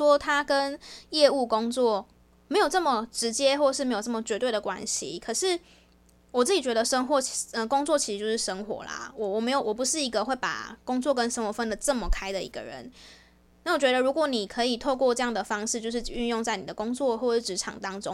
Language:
Chinese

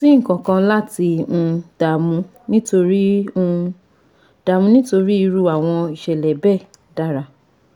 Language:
Yoruba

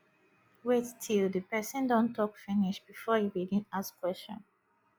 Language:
Nigerian Pidgin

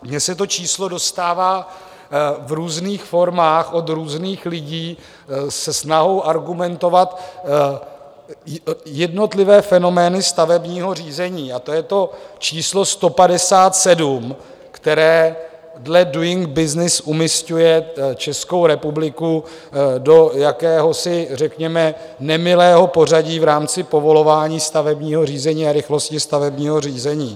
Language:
Czech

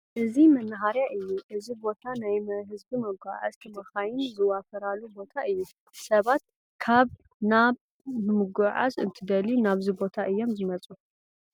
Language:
Tigrinya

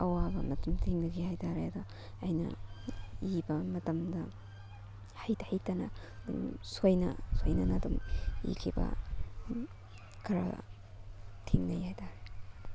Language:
Manipuri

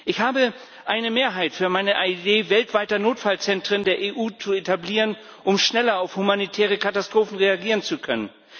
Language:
German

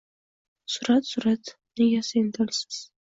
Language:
Uzbek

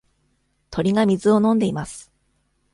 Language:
Japanese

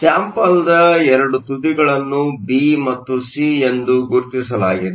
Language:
Kannada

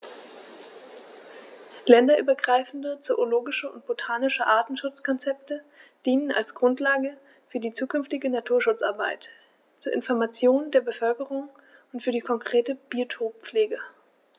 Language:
German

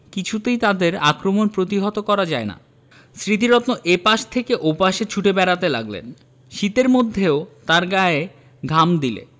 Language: Bangla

